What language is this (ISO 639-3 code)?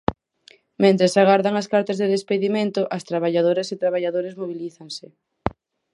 glg